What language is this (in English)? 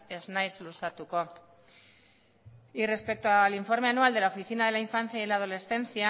Spanish